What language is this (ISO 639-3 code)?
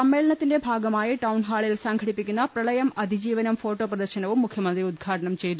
mal